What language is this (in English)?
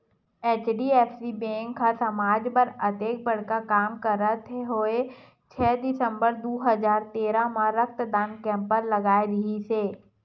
Chhattisgarhi